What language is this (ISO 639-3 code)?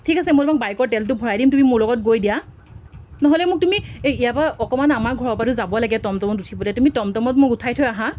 asm